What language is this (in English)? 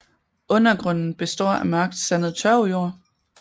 Danish